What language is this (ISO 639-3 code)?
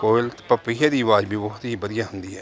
pan